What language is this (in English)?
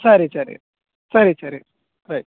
Kannada